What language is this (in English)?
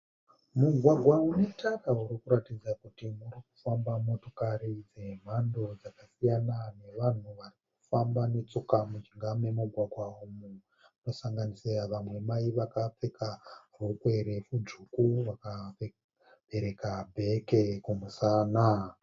Shona